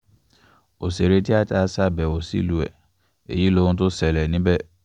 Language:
Yoruba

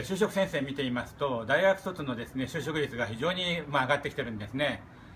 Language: Japanese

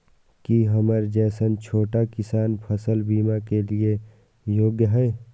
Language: Maithili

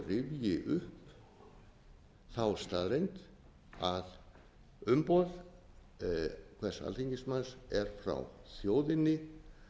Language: Icelandic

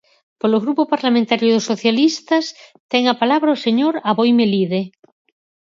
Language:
Galician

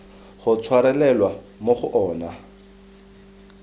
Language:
Tswana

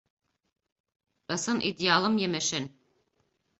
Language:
Bashkir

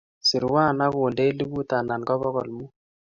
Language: Kalenjin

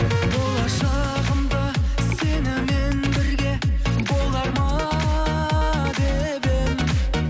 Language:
Kazakh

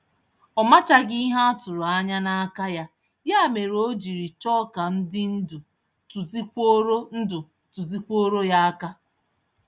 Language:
Igbo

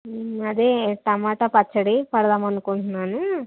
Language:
Telugu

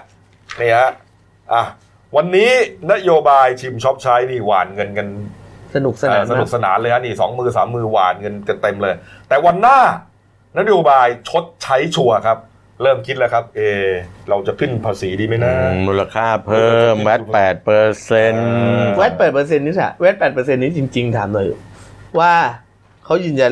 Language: Thai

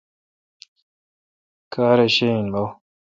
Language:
Kalkoti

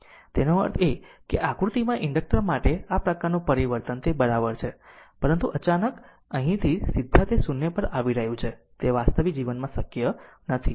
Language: Gujarati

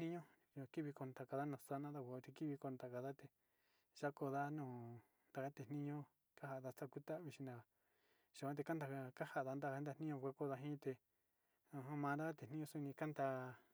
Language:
Sinicahua Mixtec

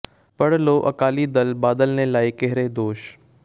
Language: Punjabi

